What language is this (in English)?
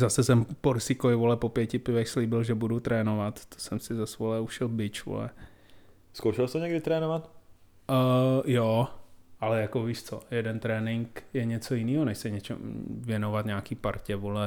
Czech